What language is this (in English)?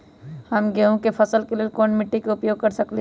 Magahi